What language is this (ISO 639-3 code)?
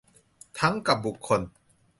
tha